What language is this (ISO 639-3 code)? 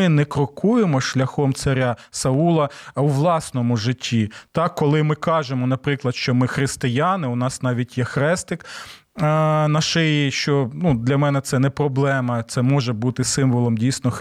ukr